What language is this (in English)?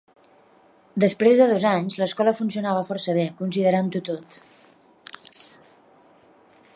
Catalan